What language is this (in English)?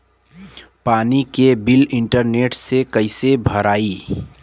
Bhojpuri